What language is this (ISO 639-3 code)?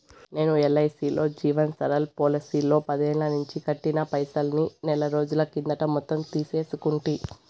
tel